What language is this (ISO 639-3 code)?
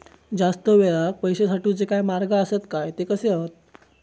mar